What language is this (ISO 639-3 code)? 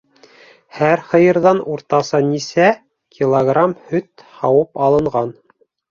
bak